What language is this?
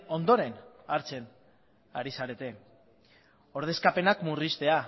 Basque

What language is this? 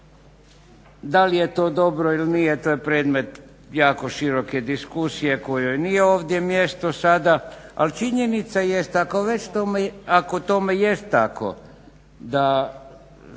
Croatian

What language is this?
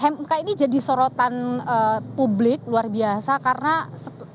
Indonesian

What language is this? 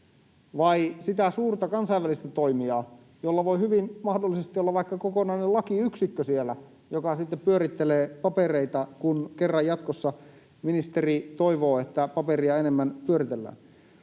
Finnish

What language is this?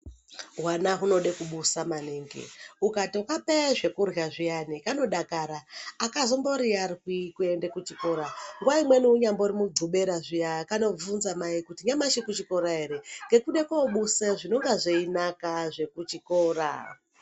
Ndau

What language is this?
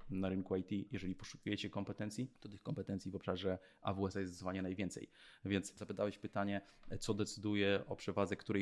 Polish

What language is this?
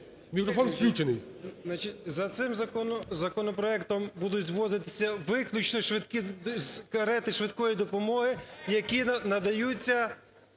Ukrainian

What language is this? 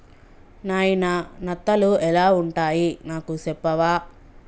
Telugu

